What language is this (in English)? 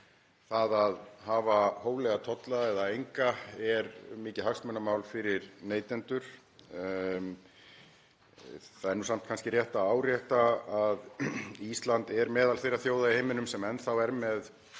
Icelandic